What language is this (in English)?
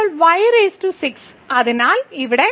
Malayalam